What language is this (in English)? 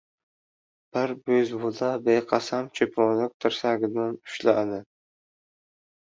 Uzbek